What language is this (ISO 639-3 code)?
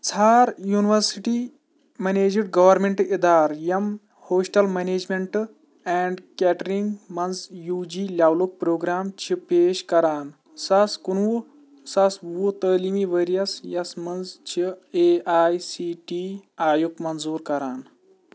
kas